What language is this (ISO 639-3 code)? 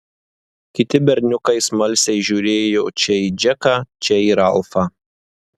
lit